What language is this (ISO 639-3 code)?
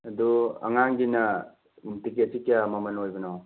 mni